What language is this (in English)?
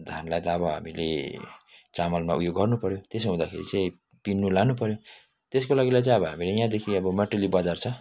Nepali